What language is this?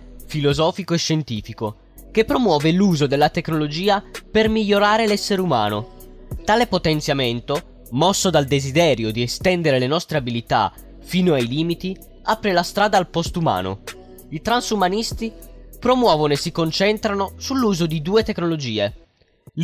Italian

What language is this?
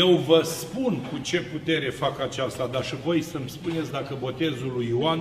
Romanian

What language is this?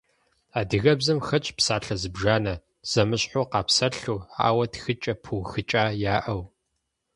Kabardian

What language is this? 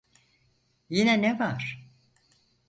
Turkish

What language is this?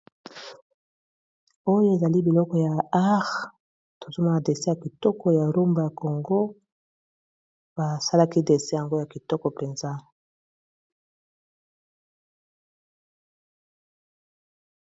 Lingala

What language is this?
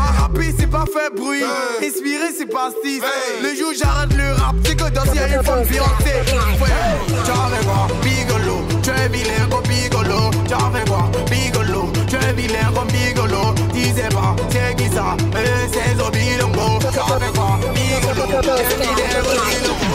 French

